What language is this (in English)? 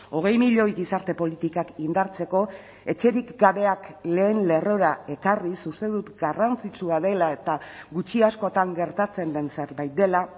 Basque